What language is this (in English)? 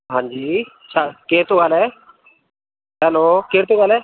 Sindhi